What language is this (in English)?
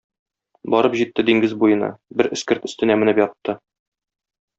Tatar